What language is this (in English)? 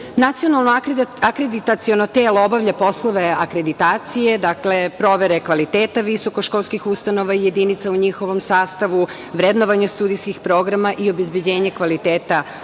Serbian